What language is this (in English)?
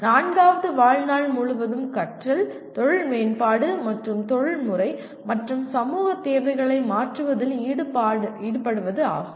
Tamil